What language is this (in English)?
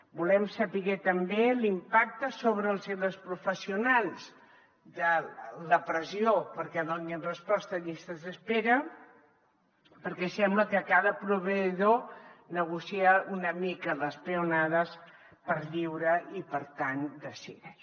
Catalan